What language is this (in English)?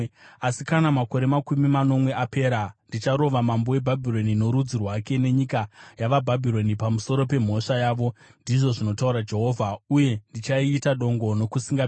Shona